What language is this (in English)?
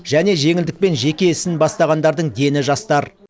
Kazakh